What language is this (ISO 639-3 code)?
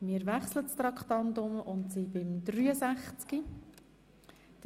gsw